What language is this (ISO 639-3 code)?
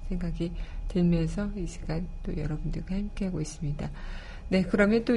kor